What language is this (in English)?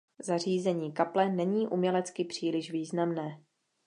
Czech